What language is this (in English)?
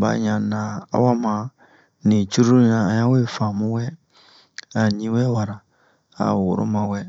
Bomu